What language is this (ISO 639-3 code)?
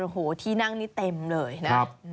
tha